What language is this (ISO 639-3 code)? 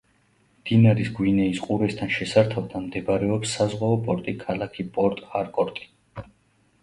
kat